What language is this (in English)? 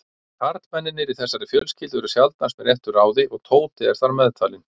Icelandic